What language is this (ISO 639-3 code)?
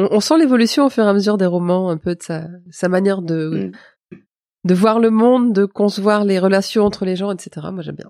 fra